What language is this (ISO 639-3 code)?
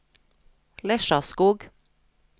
nor